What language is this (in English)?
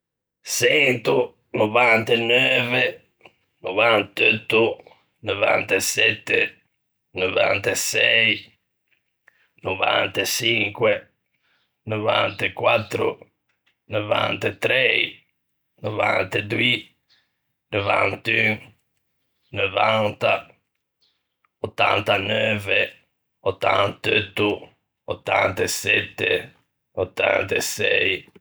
Ligurian